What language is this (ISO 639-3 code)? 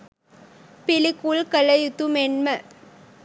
sin